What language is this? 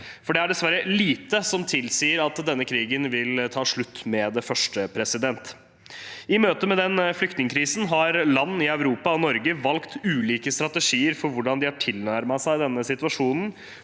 Norwegian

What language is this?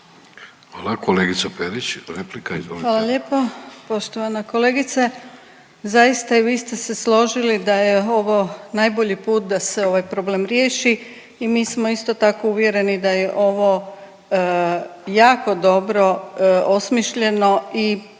Croatian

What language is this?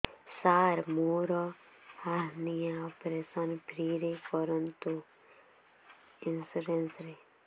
Odia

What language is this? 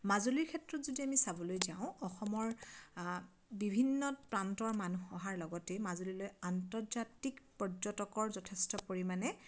Assamese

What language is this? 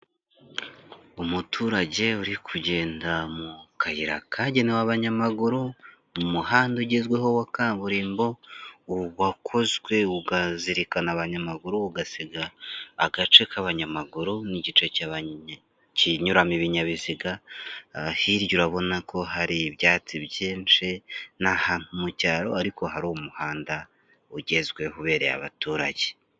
Kinyarwanda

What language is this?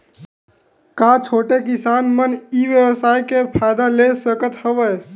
Chhattisgarhi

